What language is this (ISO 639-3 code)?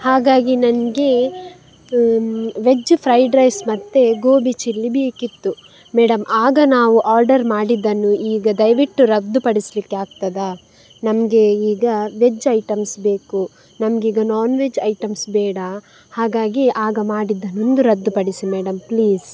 kan